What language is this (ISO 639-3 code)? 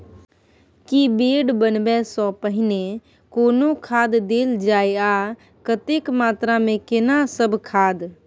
mai